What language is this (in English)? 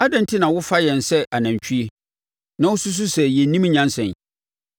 Akan